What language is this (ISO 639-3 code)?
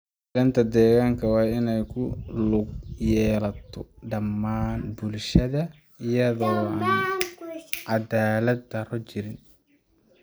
som